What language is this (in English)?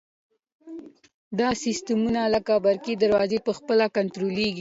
Pashto